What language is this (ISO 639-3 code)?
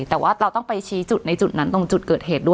tha